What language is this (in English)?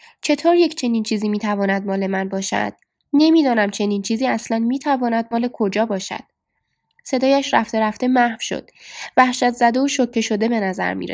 Persian